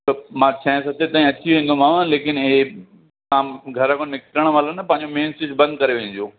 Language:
Sindhi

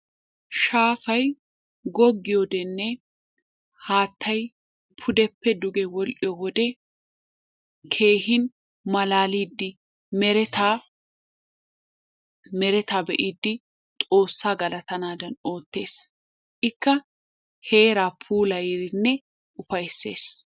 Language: Wolaytta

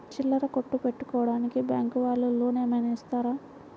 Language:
Telugu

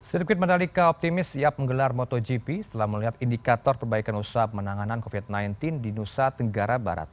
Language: Indonesian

